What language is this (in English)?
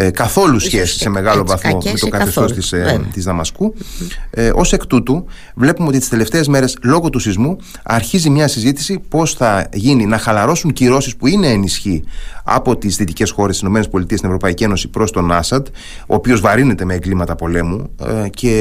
Greek